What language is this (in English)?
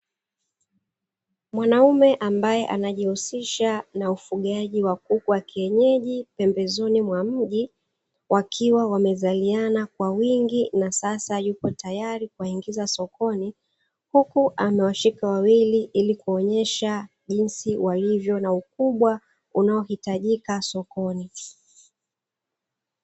Swahili